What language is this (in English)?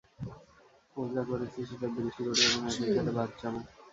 Bangla